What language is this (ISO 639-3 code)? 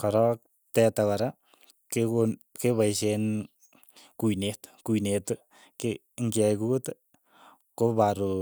eyo